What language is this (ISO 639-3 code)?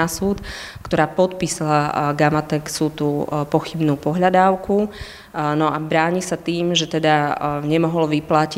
slk